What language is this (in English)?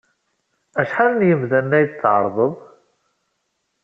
Kabyle